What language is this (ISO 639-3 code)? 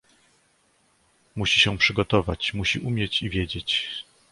pol